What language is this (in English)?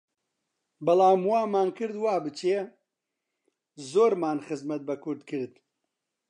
Central Kurdish